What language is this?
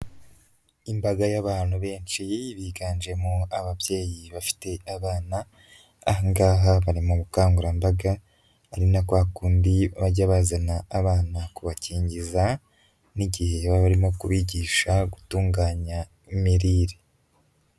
Kinyarwanda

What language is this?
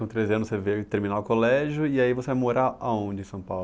Portuguese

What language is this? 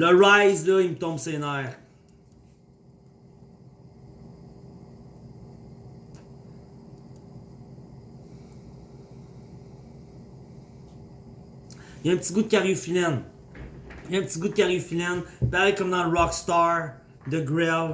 French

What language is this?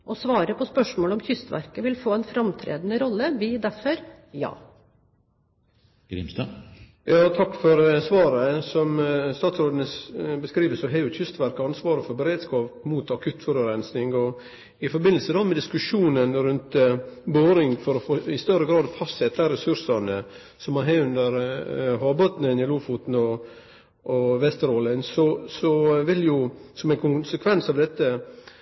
Norwegian Nynorsk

